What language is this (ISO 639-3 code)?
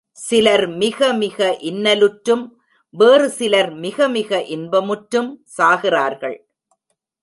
tam